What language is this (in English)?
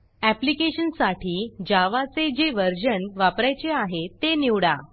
Marathi